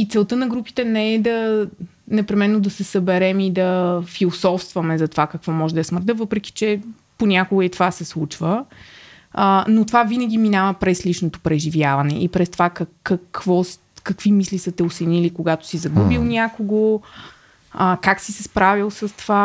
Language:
Bulgarian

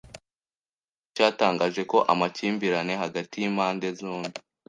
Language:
Kinyarwanda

